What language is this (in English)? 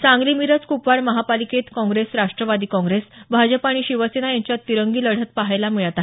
Marathi